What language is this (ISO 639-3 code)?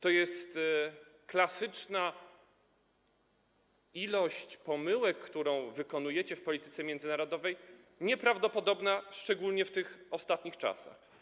pol